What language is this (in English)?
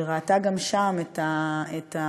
Hebrew